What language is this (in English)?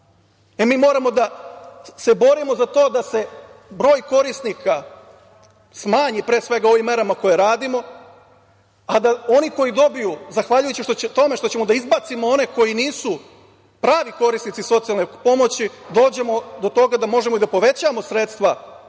Serbian